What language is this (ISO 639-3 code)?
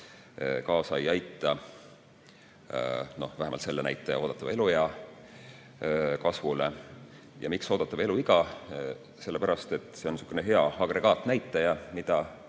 est